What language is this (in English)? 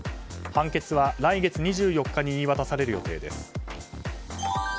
Japanese